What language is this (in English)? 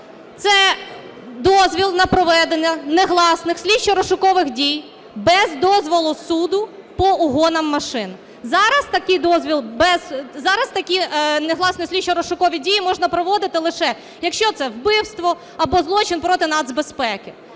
Ukrainian